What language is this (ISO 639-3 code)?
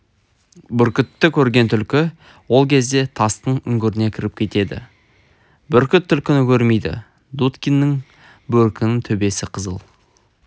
kaz